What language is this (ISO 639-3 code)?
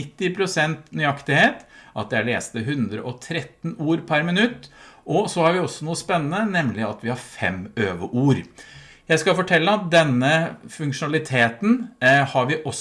nor